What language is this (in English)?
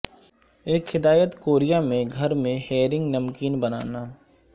Urdu